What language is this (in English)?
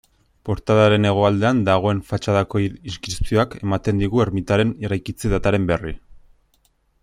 Basque